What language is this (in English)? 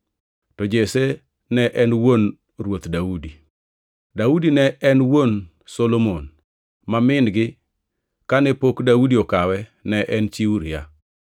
Luo (Kenya and Tanzania)